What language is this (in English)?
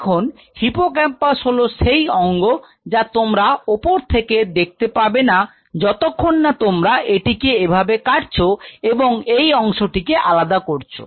Bangla